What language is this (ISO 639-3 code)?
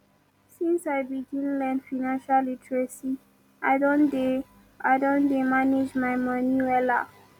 pcm